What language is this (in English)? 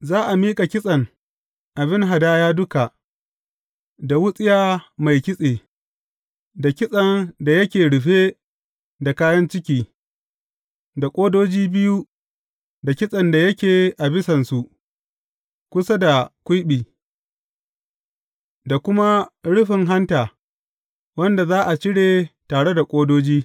Hausa